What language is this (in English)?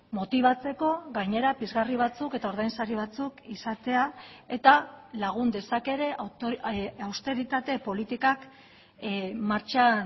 Basque